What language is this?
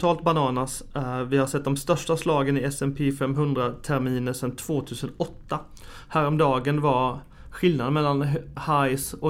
Swedish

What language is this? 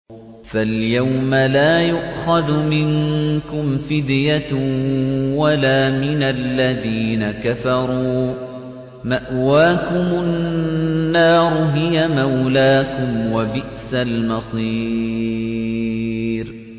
Arabic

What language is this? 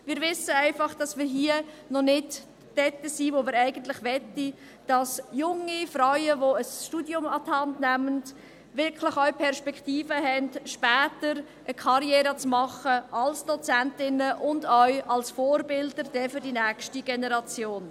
Swiss German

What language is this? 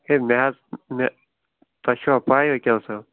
Kashmiri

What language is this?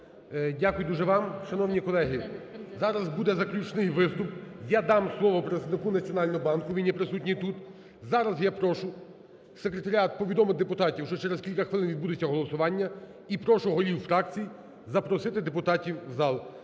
Ukrainian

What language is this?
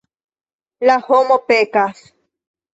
Esperanto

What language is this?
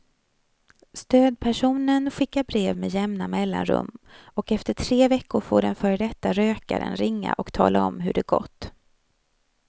Swedish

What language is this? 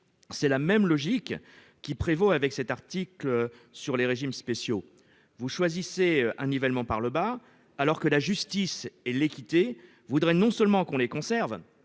French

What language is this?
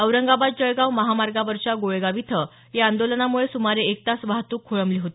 Marathi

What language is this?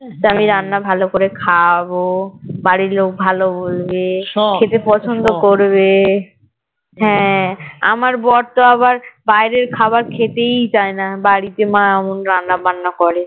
Bangla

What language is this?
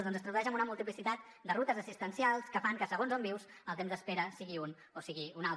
Catalan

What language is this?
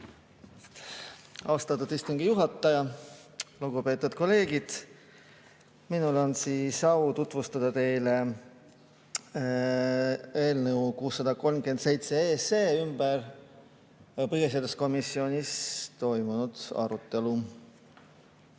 Estonian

